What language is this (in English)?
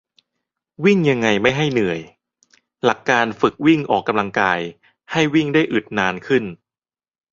Thai